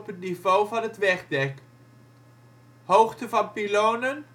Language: Dutch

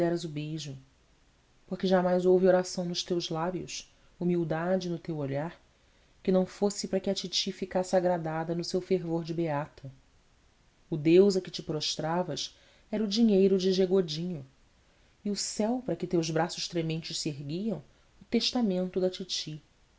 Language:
Portuguese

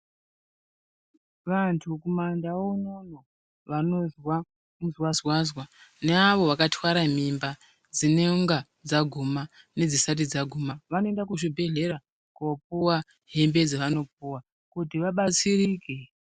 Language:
Ndau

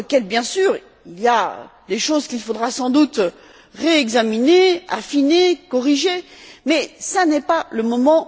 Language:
French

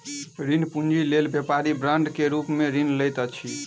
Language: Maithili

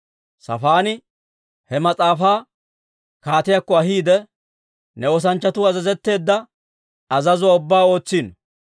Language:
Dawro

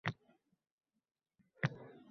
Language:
Uzbek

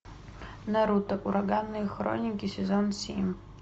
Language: Russian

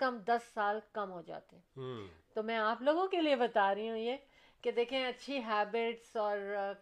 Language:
Urdu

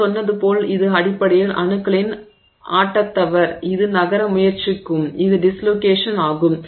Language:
Tamil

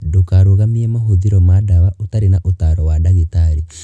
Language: Kikuyu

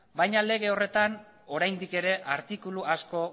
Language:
Basque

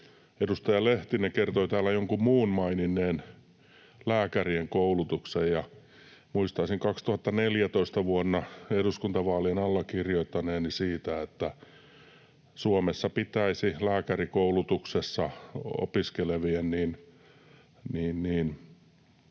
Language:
Finnish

